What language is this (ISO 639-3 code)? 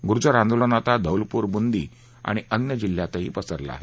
mar